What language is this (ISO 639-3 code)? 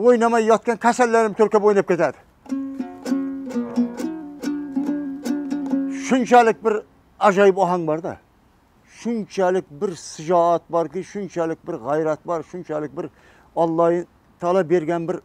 tur